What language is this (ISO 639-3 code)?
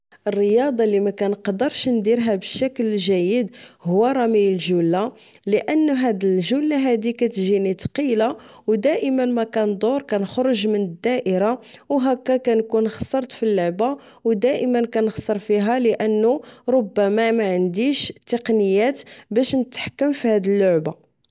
ary